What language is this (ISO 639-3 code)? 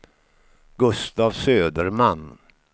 swe